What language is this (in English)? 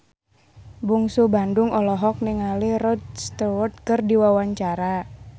Sundanese